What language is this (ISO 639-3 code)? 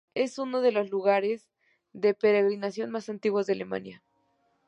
spa